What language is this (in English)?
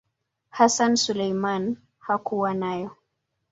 Swahili